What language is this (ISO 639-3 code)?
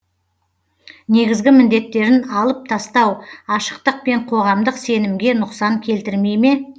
kaz